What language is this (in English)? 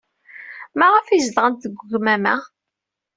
Kabyle